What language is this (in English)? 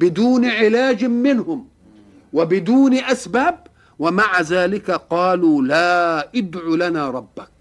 Arabic